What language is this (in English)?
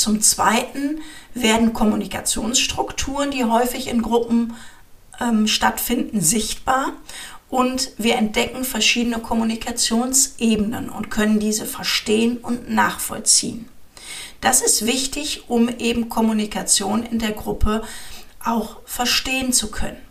German